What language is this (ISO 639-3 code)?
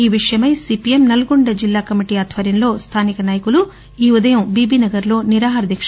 tel